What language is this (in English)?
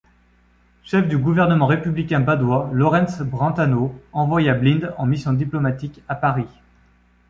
French